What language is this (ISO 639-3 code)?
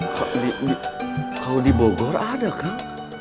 ind